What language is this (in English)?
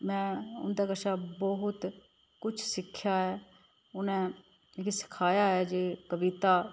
Dogri